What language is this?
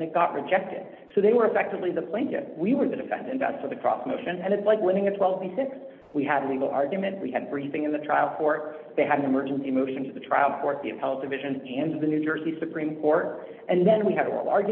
English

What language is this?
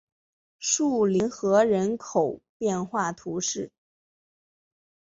Chinese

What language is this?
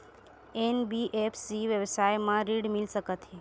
Chhattisgarhi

